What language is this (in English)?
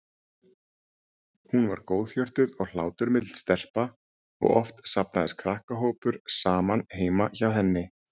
Icelandic